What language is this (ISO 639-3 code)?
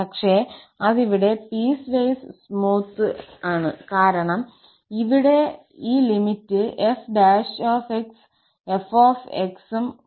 mal